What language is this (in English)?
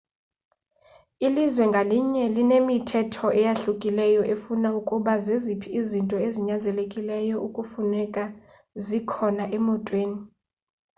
Xhosa